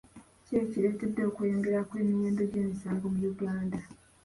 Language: Ganda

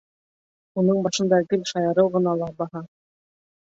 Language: Bashkir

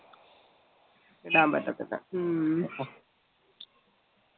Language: Malayalam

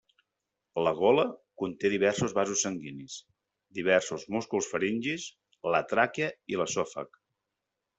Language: Catalan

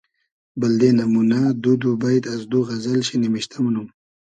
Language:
Hazaragi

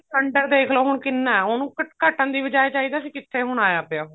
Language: Punjabi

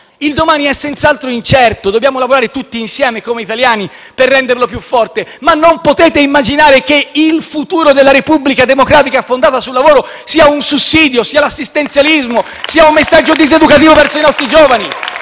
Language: Italian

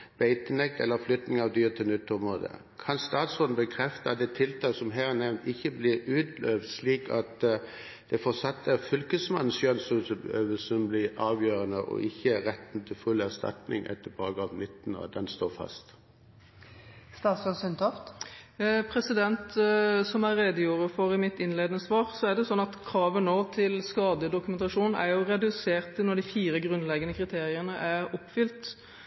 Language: Norwegian Bokmål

